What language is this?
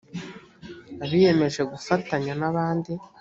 Kinyarwanda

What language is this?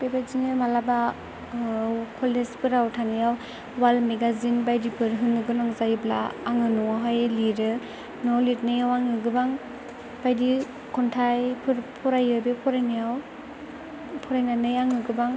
Bodo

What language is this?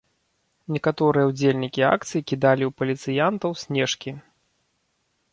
Belarusian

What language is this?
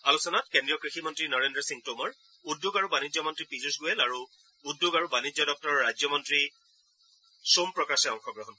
Assamese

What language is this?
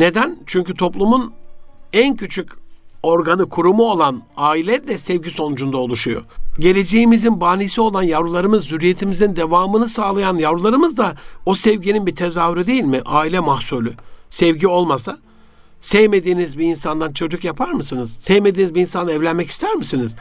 Turkish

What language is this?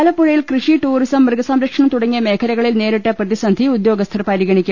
Malayalam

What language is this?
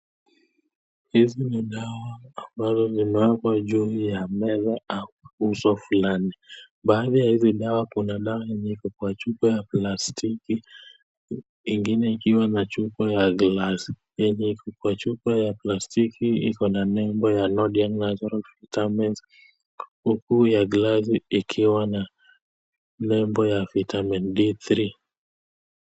Swahili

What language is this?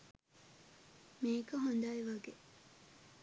Sinhala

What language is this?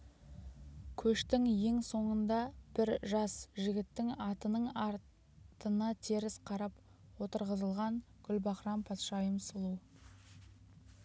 Kazakh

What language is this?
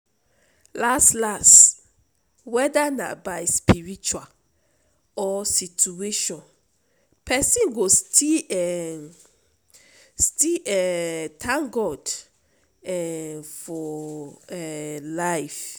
Nigerian Pidgin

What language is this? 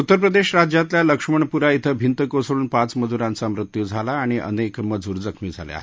Marathi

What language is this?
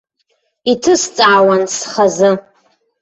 Abkhazian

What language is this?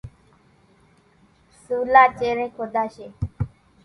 Kachi Koli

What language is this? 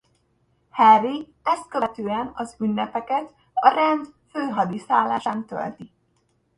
Hungarian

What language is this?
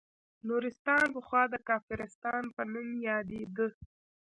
Pashto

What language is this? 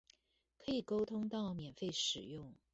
Chinese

